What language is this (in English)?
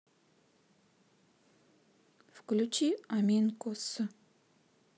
Russian